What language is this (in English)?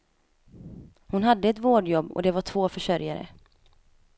Swedish